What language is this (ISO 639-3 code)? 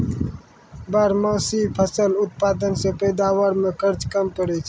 mai